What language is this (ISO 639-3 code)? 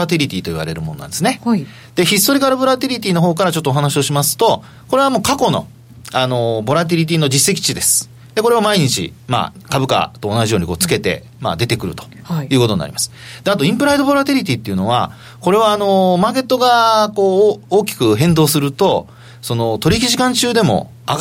jpn